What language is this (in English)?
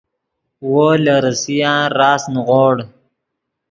Yidgha